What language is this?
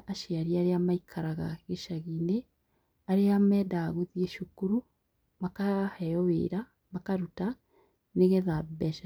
Kikuyu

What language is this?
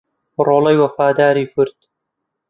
Central Kurdish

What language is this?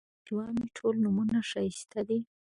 Pashto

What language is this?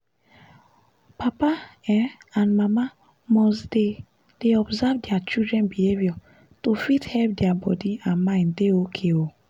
Nigerian Pidgin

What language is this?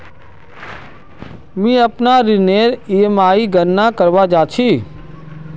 Magahi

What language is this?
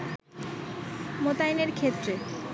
Bangla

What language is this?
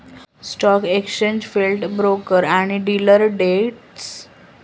Marathi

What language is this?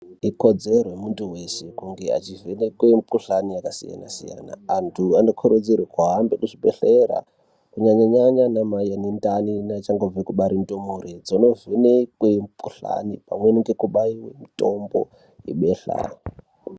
Ndau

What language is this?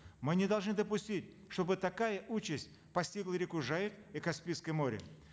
Kazakh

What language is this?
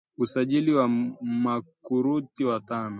Swahili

